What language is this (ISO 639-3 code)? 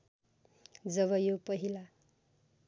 nep